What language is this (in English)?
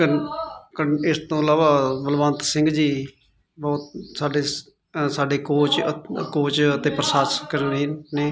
Punjabi